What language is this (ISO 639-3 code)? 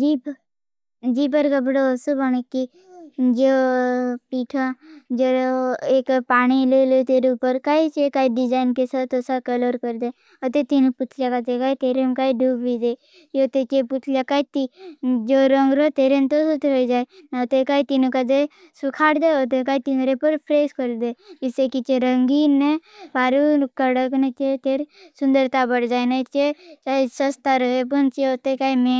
bhb